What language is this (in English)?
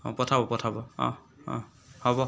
Assamese